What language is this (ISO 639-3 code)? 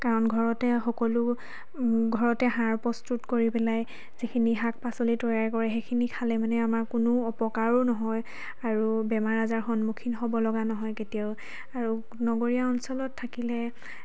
asm